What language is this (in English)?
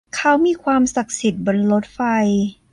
Thai